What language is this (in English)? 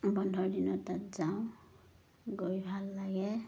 Assamese